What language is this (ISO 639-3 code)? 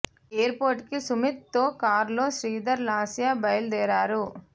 tel